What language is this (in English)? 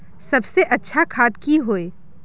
Magahi